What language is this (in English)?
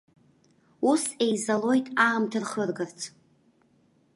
Abkhazian